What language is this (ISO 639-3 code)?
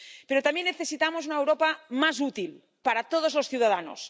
spa